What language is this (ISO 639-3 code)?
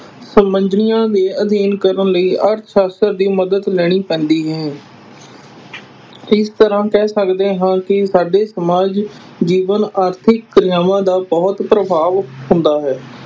pan